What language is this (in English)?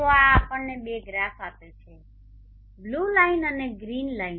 Gujarati